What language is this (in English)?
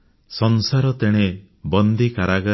Odia